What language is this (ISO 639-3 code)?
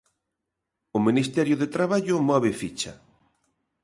glg